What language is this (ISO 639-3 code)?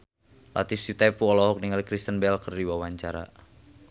sun